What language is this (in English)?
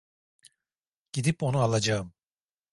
Turkish